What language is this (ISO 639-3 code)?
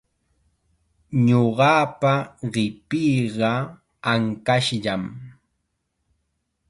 qxa